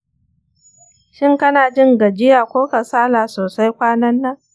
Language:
Hausa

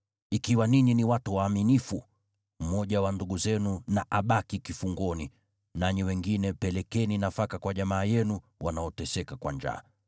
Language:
Swahili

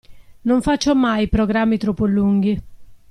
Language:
Italian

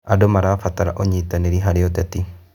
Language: Kikuyu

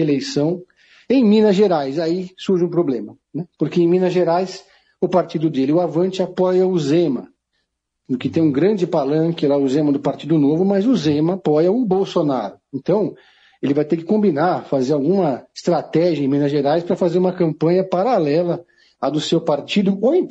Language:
Portuguese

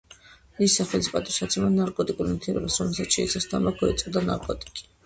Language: Georgian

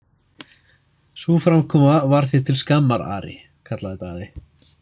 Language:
Icelandic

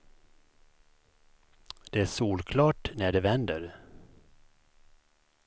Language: Swedish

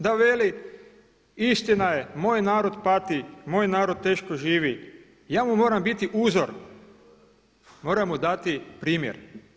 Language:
Croatian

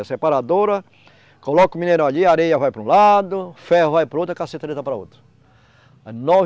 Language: Portuguese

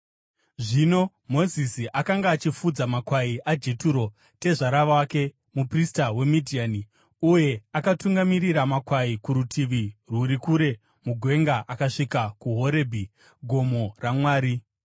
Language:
Shona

